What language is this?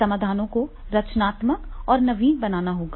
Hindi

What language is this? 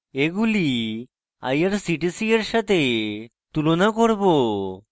Bangla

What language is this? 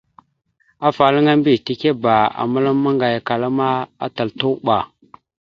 Mada (Cameroon)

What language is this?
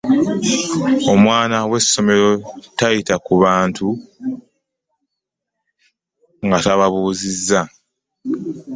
Ganda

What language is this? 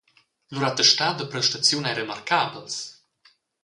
Romansh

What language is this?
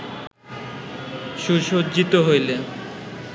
Bangla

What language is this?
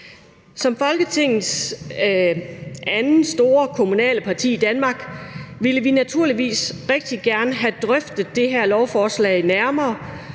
Danish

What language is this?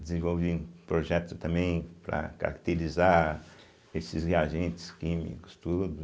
Portuguese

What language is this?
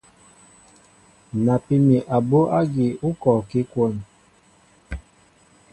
Mbo (Cameroon)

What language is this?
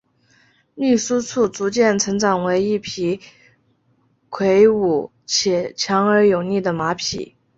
Chinese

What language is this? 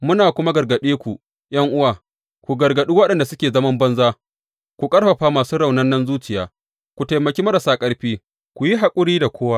Hausa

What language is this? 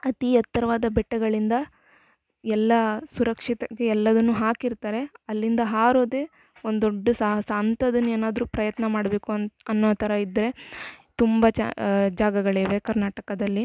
Kannada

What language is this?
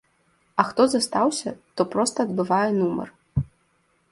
Belarusian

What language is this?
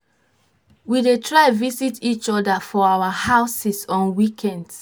Nigerian Pidgin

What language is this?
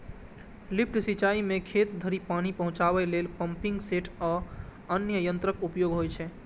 Maithili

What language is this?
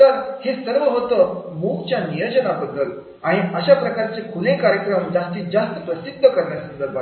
Marathi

